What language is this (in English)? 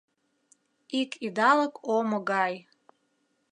Mari